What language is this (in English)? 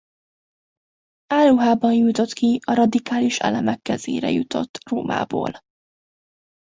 Hungarian